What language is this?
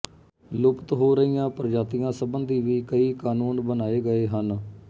Punjabi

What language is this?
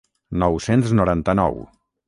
Catalan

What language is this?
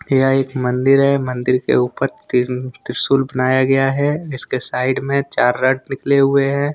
Hindi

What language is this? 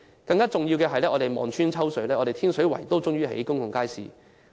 Cantonese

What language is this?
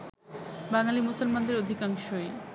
Bangla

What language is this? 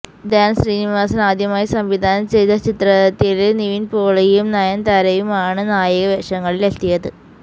Malayalam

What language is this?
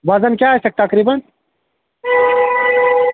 Kashmiri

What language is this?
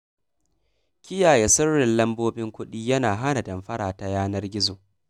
Hausa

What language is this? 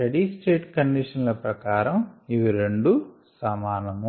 Telugu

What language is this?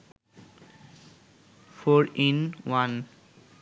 Bangla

